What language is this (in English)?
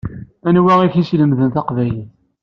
Kabyle